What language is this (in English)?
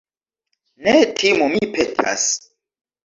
Esperanto